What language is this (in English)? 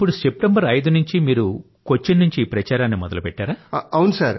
Telugu